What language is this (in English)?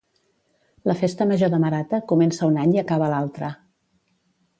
Catalan